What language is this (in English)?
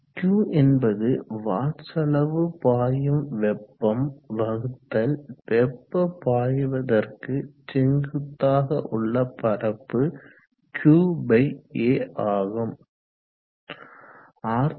Tamil